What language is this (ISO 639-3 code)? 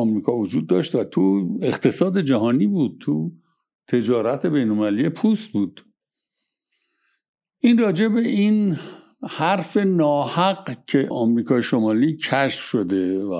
fas